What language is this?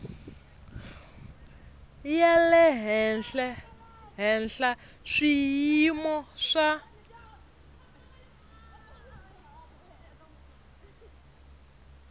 Tsonga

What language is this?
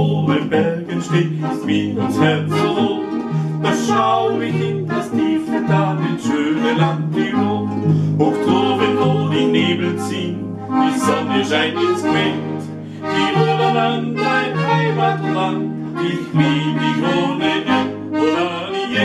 English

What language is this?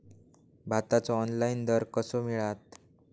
Marathi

